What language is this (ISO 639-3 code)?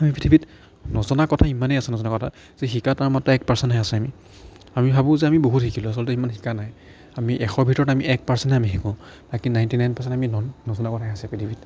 asm